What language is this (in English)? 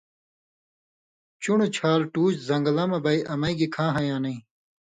Indus Kohistani